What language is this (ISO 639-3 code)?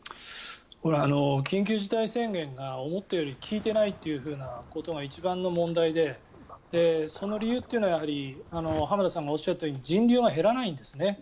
jpn